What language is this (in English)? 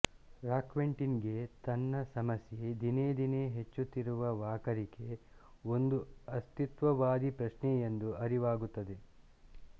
Kannada